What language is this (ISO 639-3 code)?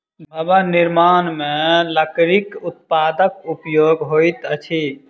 mai